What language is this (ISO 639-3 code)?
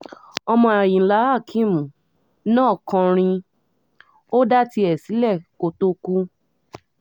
yor